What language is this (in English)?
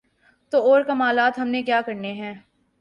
Urdu